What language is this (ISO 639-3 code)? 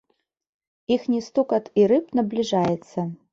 bel